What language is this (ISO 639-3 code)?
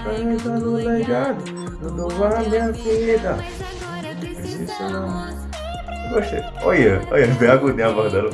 por